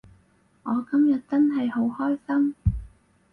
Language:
Cantonese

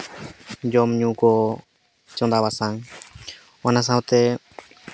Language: Santali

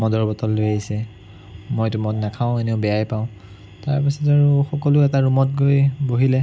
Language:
Assamese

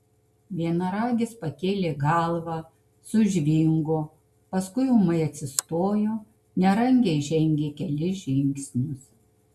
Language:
Lithuanian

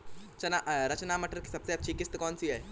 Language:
Hindi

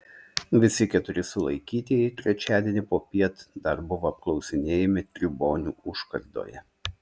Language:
Lithuanian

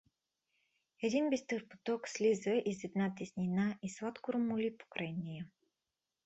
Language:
Bulgarian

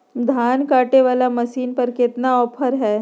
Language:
Magahi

